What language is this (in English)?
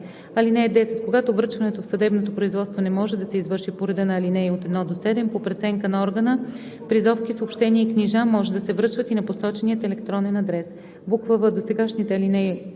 Bulgarian